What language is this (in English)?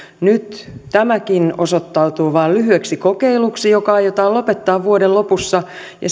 Finnish